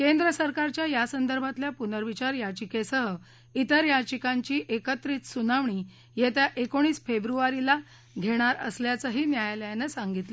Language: Marathi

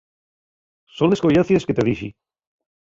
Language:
Asturian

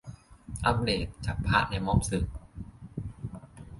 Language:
Thai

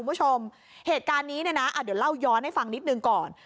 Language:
Thai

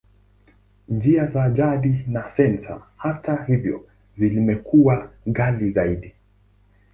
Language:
Swahili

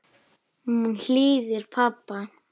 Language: Icelandic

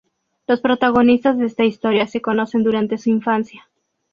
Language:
Spanish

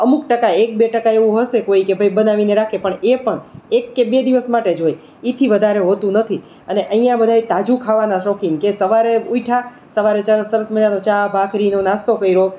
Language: Gujarati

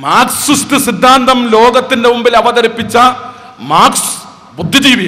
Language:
Malayalam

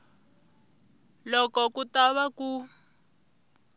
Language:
Tsonga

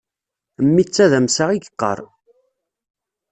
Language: Kabyle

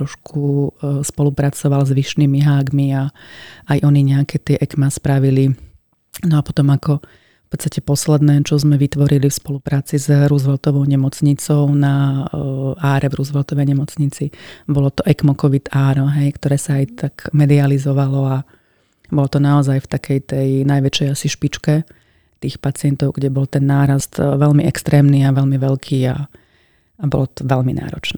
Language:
Slovak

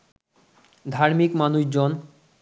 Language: Bangla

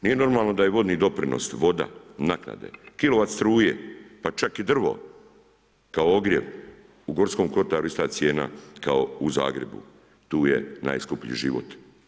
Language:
Croatian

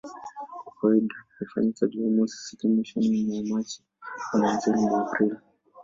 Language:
Swahili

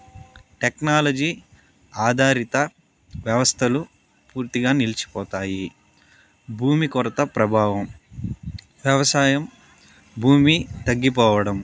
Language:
Telugu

